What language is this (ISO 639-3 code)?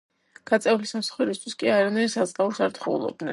kat